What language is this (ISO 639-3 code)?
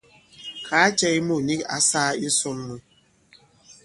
abb